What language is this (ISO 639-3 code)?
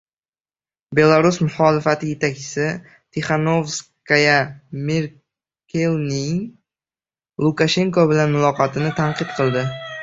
uzb